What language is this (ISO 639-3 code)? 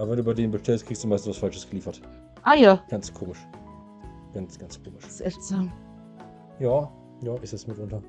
deu